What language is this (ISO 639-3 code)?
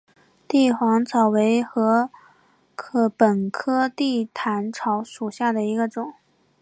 zho